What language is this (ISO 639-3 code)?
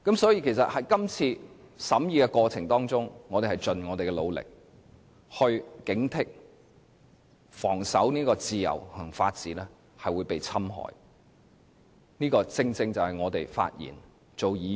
yue